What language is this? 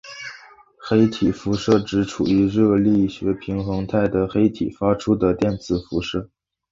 Chinese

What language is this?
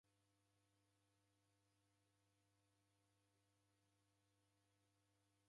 Taita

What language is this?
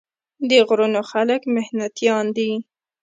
Pashto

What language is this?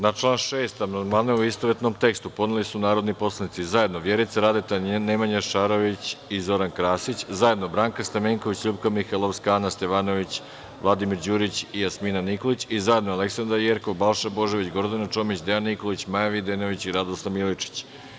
Serbian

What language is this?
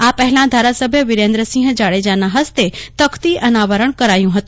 Gujarati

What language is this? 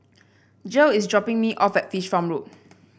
English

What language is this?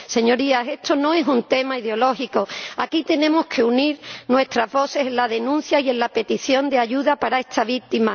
Spanish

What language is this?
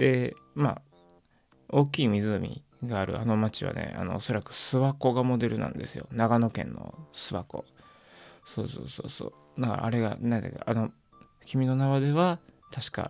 Japanese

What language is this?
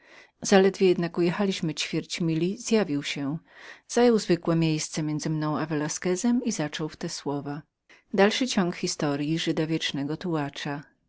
Polish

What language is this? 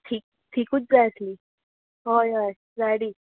Konkani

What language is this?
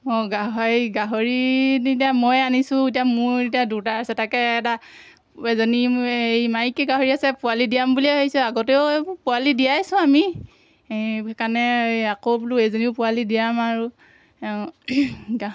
Assamese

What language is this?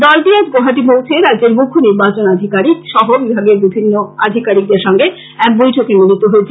Bangla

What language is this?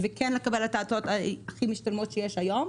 Hebrew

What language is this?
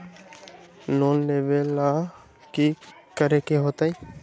Magahi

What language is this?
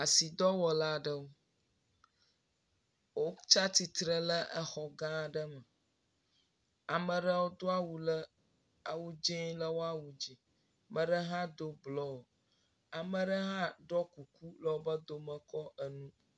Ewe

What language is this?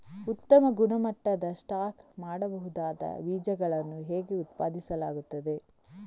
Kannada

